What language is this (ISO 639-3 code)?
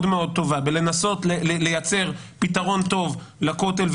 heb